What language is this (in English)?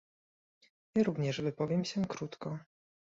Polish